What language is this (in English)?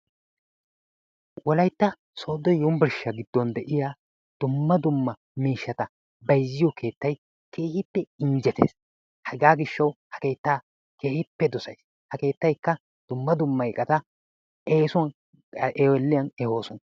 Wolaytta